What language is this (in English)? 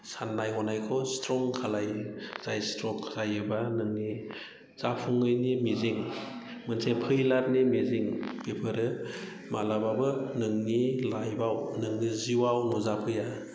Bodo